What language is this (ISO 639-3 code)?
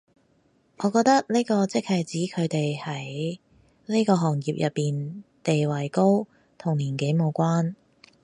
yue